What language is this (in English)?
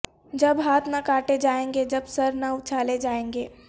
Urdu